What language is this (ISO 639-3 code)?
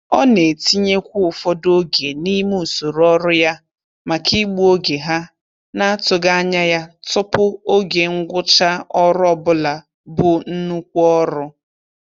ibo